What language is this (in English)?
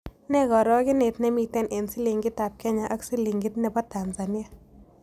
Kalenjin